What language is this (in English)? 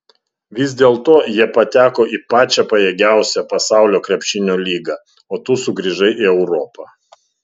Lithuanian